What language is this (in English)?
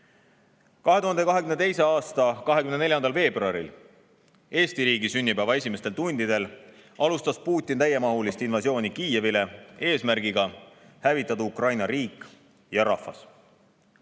Estonian